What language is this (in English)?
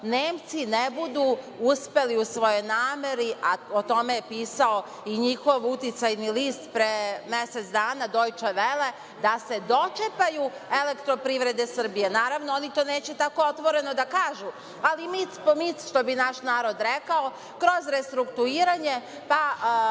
Serbian